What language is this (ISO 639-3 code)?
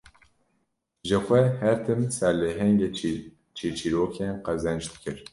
kur